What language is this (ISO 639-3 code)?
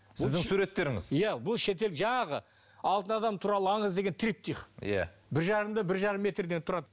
kaz